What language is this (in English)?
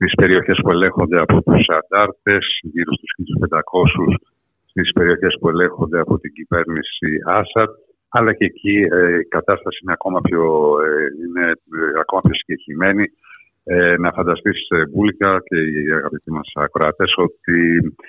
Greek